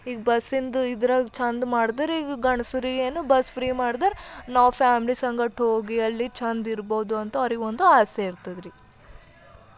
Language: Kannada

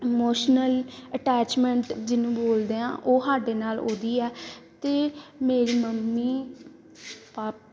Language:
Punjabi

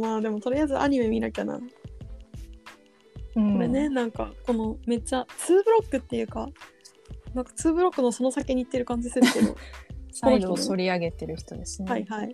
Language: Japanese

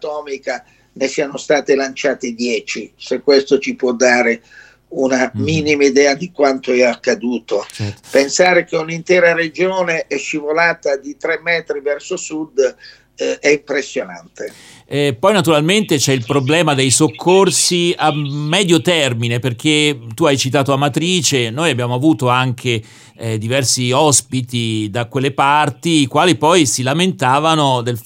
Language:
Italian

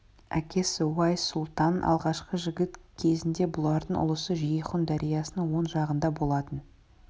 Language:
Kazakh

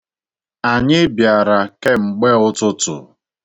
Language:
Igbo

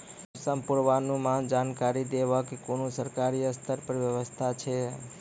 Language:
Maithili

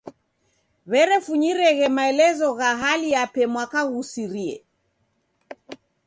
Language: Taita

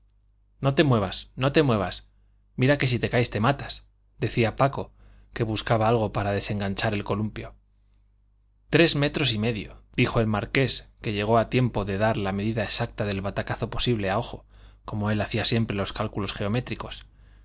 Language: Spanish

